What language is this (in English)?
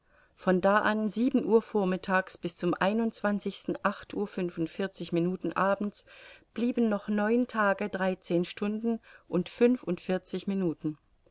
German